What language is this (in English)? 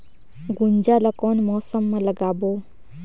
Chhattisgarhi